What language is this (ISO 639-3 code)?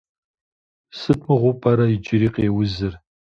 kbd